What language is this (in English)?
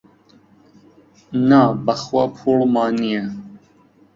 Central Kurdish